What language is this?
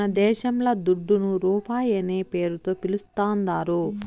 Telugu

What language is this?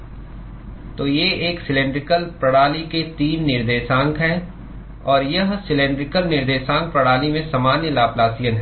Hindi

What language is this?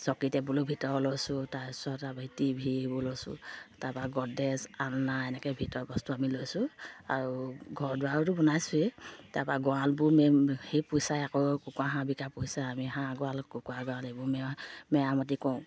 Assamese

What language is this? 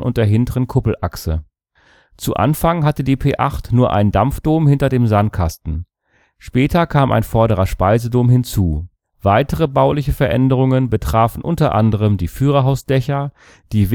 German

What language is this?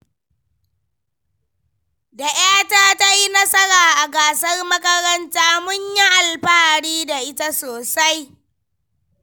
Hausa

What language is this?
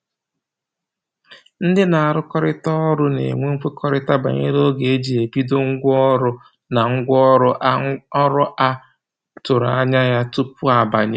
Igbo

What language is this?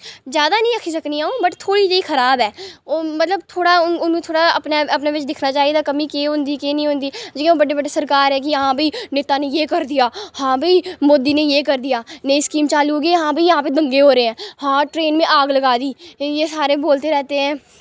Dogri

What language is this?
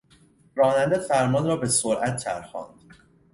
Persian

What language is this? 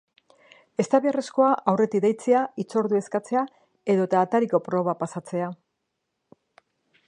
Basque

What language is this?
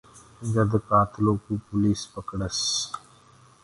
Gurgula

